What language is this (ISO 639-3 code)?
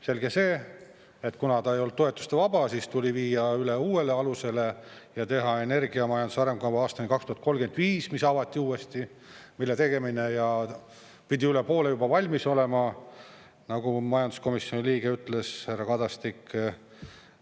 est